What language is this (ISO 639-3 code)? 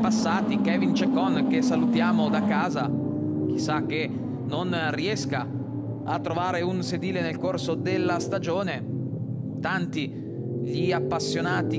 ita